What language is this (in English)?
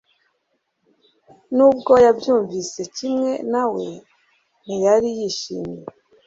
Kinyarwanda